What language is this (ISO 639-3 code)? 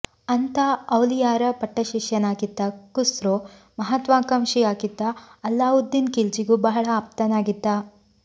kan